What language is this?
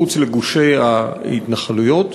Hebrew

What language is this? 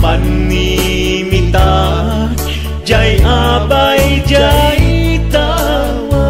Filipino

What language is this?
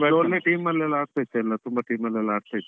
Kannada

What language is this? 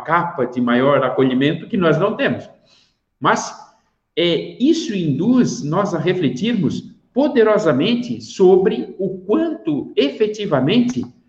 Portuguese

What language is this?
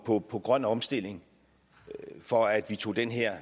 Danish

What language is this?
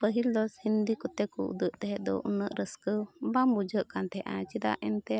Santali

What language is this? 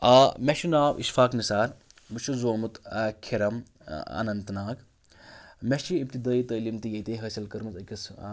Kashmiri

